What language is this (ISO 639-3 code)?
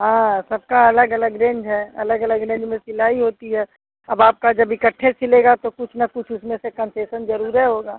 hin